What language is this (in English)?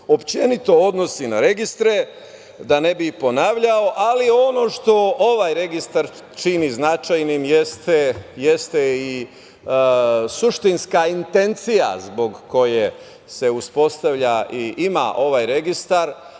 Serbian